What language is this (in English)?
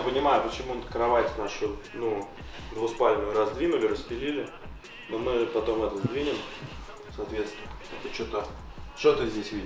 Russian